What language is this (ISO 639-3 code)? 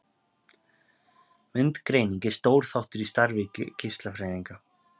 isl